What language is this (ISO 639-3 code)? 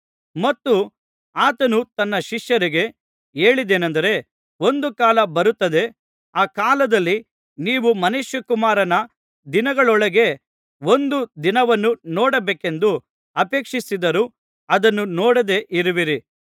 kan